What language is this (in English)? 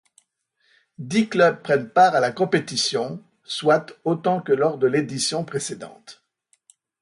French